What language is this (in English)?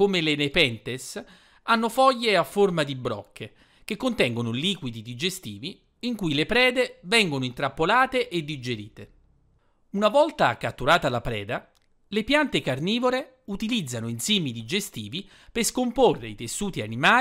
Italian